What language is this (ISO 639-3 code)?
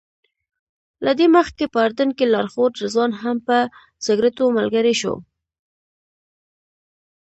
pus